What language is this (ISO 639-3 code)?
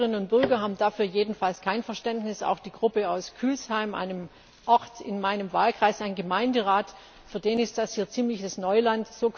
deu